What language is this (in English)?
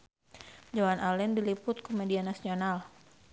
Sundanese